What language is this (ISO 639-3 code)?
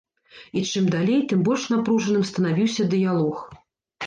bel